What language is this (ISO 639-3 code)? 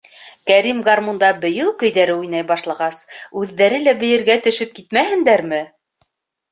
bak